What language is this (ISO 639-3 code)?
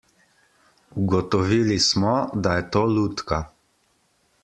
slv